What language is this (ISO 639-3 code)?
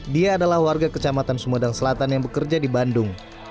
ind